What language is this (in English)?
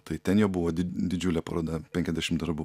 Lithuanian